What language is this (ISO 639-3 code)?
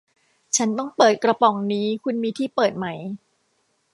tha